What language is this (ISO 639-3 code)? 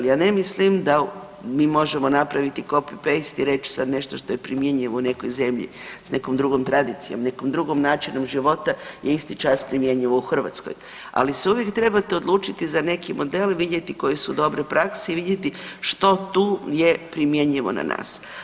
hrv